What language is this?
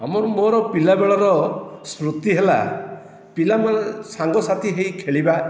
Odia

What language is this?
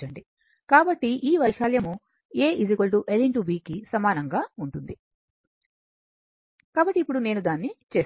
Telugu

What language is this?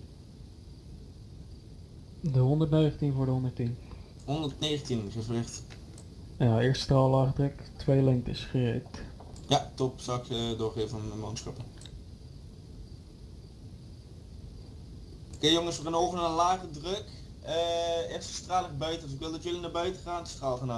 Dutch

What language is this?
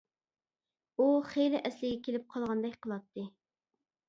Uyghur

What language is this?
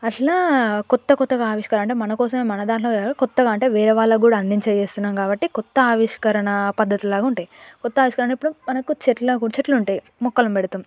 Telugu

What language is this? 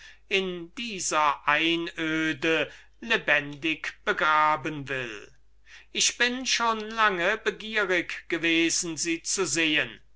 German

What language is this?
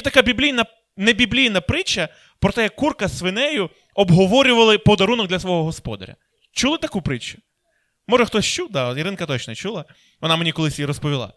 Ukrainian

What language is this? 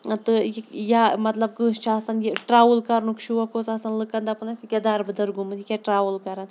Kashmiri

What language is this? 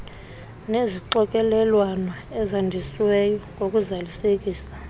Xhosa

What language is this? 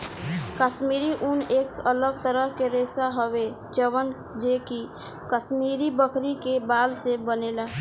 Bhojpuri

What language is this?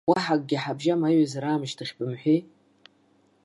Abkhazian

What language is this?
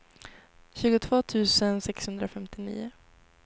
Swedish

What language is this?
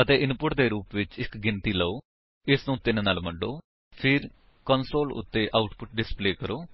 Punjabi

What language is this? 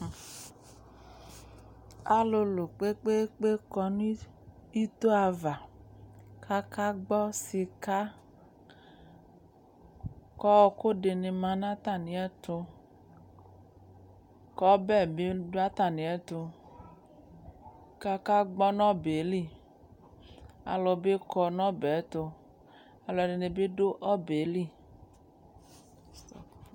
Ikposo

